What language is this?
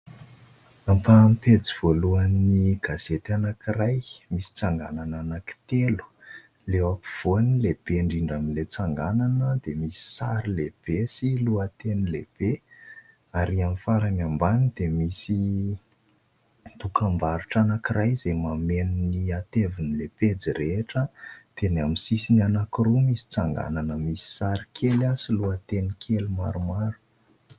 Malagasy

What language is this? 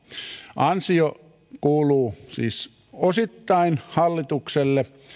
Finnish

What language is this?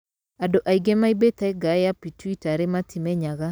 Kikuyu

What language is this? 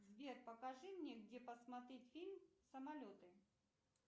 Russian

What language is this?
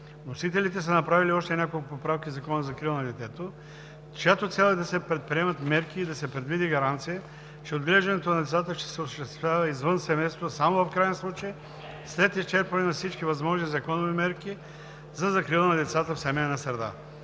Bulgarian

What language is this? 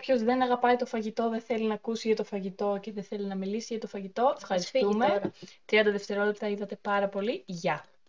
Greek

